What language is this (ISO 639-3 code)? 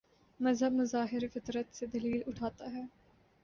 urd